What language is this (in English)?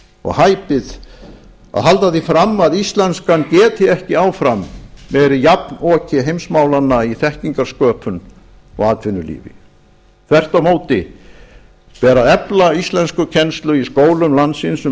Icelandic